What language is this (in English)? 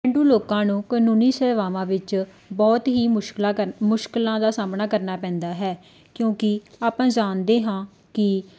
Punjabi